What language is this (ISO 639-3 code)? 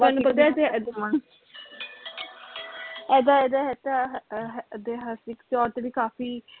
pan